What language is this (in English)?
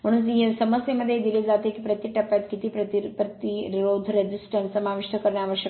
Marathi